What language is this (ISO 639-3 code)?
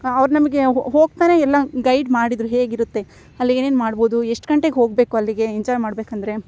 kan